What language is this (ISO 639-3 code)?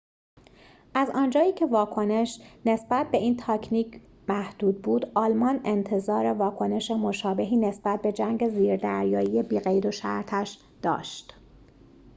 fas